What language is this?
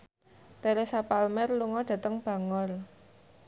Javanese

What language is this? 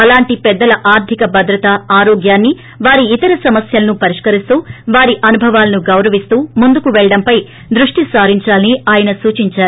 Telugu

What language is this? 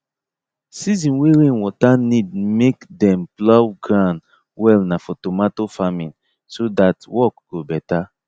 Nigerian Pidgin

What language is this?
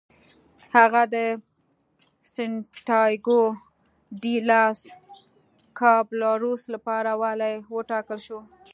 Pashto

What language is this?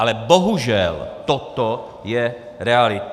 Czech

